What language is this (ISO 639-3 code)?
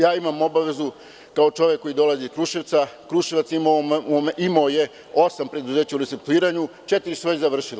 srp